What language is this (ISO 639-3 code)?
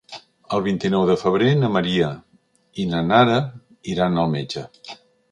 cat